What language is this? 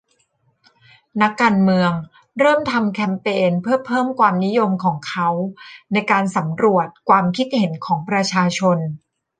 Thai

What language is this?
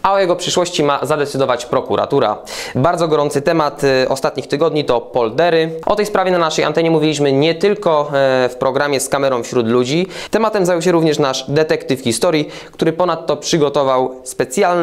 Polish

